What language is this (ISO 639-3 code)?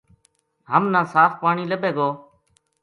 gju